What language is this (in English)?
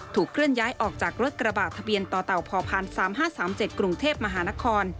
Thai